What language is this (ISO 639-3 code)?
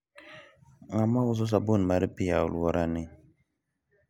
luo